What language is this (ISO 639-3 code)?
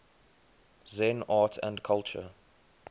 eng